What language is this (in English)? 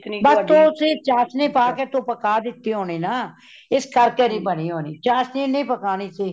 Punjabi